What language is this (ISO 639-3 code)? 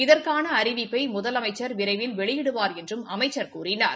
tam